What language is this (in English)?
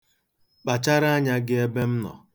Igbo